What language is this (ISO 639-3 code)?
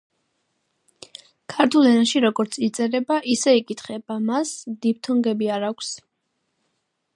kat